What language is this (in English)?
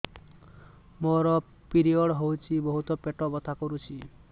Odia